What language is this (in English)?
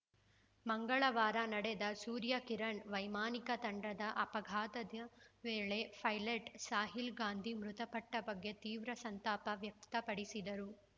Kannada